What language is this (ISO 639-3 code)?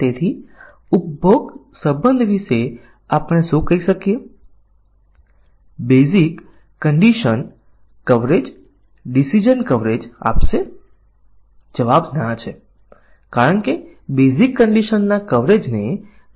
guj